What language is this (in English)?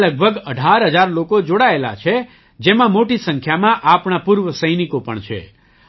Gujarati